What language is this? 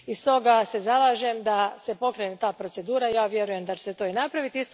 Croatian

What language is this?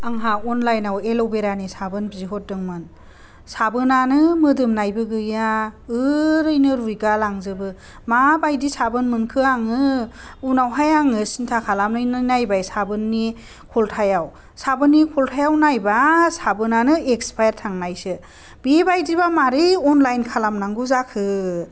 Bodo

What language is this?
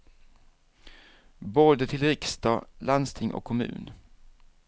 Swedish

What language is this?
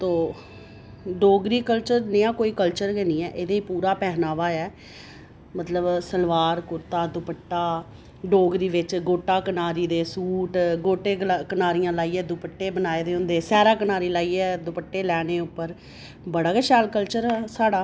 Dogri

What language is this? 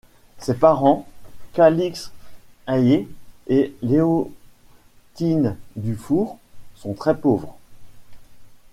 French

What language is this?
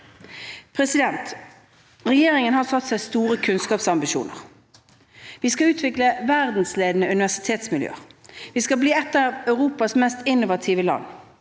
Norwegian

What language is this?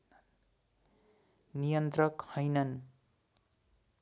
Nepali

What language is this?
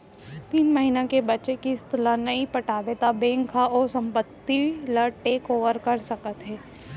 Chhattisgarhi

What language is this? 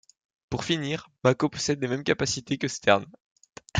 French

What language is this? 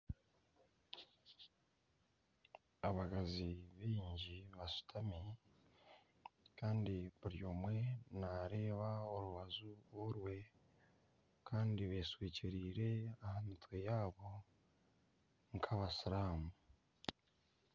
Nyankole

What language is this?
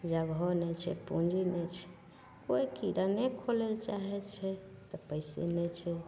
Maithili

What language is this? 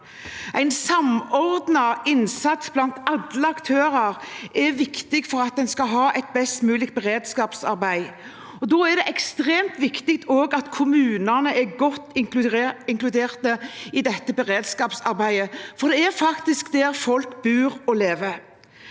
Norwegian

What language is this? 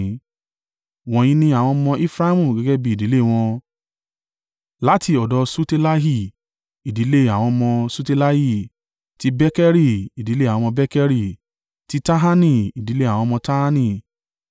Yoruba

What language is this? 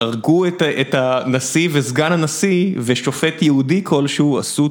Hebrew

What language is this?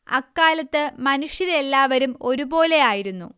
Malayalam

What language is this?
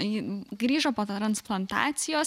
Lithuanian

